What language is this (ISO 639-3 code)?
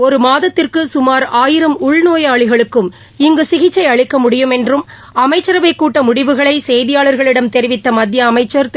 tam